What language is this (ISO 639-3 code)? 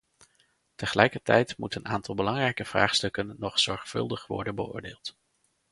nld